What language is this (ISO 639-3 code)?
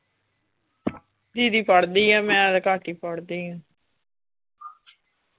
pan